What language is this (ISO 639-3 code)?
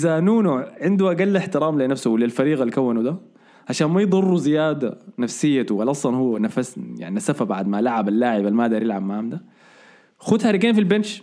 ara